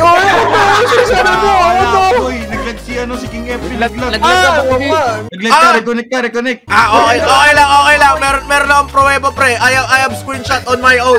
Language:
Filipino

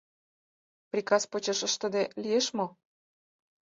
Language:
Mari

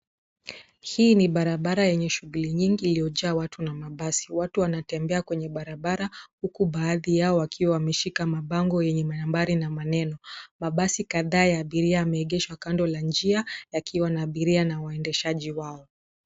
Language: Swahili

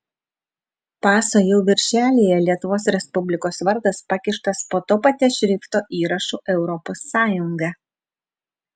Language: Lithuanian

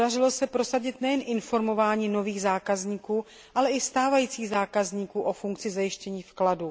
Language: Czech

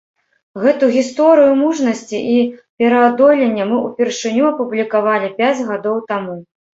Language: Belarusian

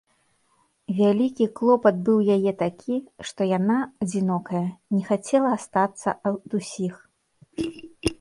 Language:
Belarusian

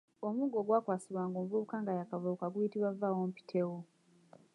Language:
Ganda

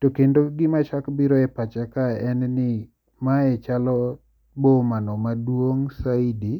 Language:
Luo (Kenya and Tanzania)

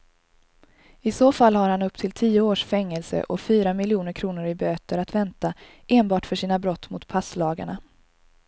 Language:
Swedish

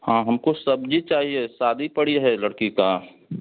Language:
Hindi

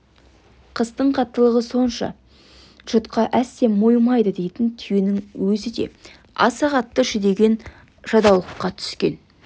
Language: Kazakh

